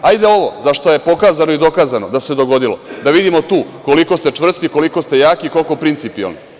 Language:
Serbian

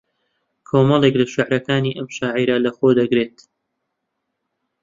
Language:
Central Kurdish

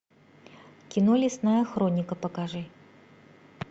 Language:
Russian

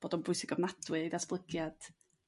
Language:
Welsh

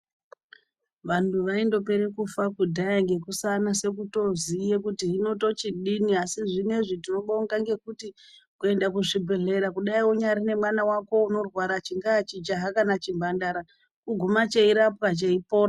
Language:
Ndau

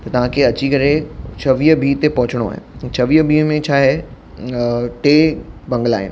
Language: Sindhi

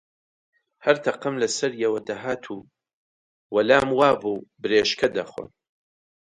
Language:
Central Kurdish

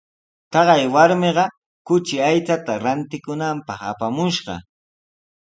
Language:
Sihuas Ancash Quechua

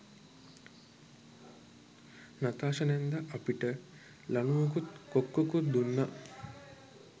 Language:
Sinhala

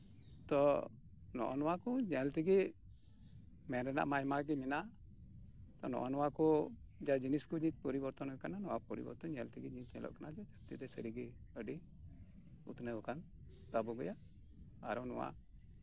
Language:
Santali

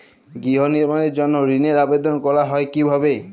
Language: Bangla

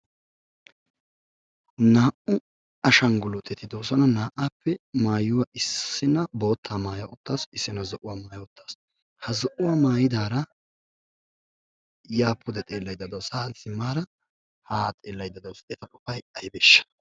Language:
Wolaytta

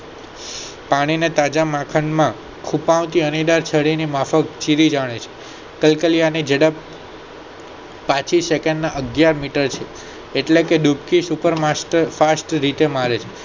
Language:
Gujarati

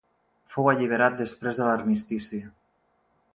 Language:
Catalan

